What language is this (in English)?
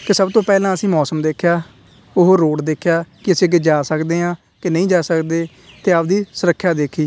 Punjabi